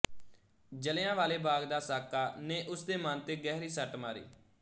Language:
Punjabi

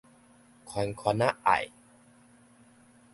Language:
Min Nan Chinese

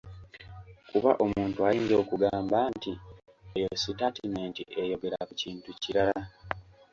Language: Ganda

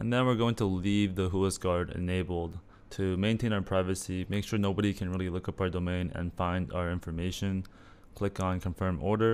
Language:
English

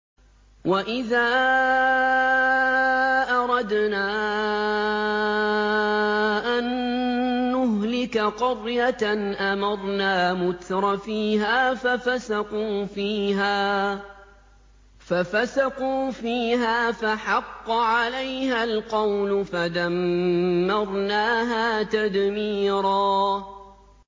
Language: Arabic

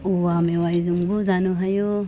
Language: Bodo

